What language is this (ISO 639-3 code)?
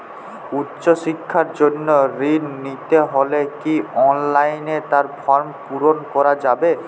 ben